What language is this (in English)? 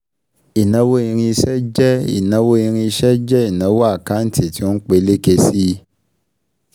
Yoruba